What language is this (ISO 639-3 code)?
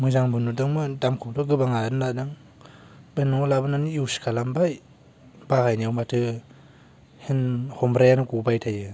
brx